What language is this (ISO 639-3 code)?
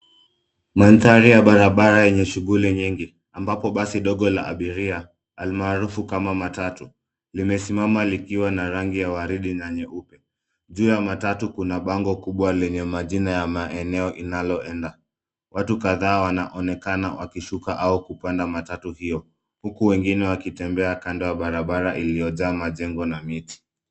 swa